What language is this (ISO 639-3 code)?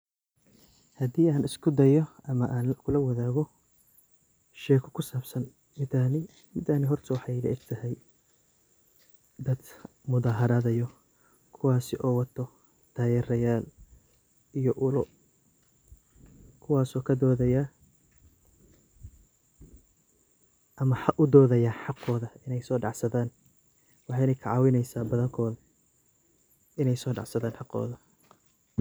som